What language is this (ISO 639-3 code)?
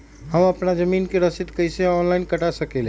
mag